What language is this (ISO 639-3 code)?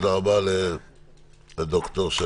heb